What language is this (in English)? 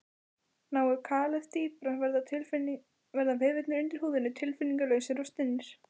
Icelandic